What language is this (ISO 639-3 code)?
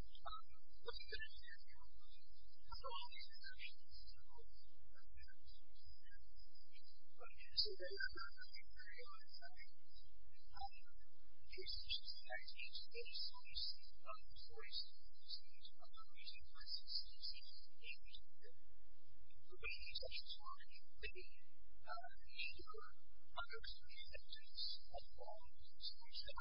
eng